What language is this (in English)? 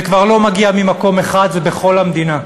Hebrew